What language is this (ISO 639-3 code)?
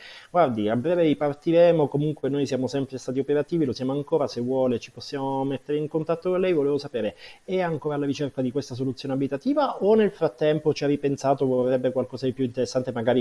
ita